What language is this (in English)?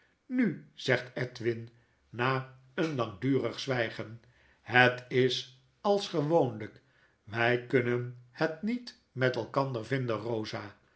Dutch